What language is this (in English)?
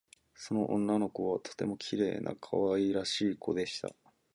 Japanese